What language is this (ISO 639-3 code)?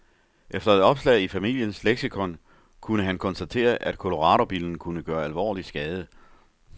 dan